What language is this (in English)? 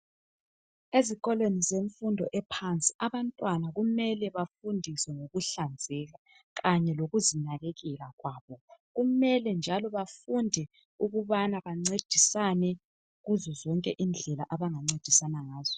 North Ndebele